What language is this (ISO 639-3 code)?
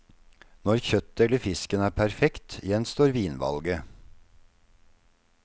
nor